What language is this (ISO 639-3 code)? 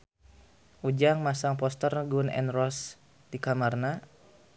sun